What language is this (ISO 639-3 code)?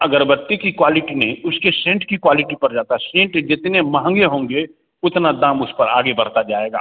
hin